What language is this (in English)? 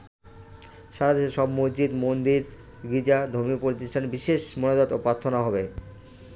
Bangla